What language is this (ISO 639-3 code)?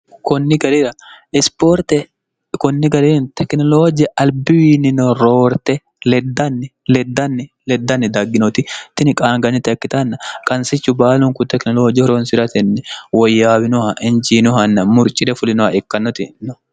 sid